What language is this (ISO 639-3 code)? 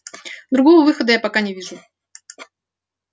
rus